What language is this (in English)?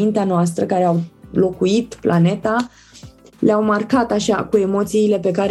Romanian